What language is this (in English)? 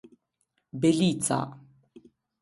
Albanian